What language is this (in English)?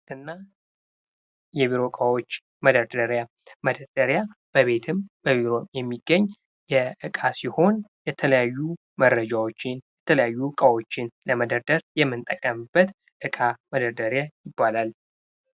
Amharic